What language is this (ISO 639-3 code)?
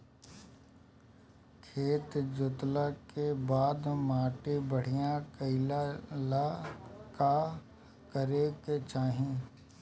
bho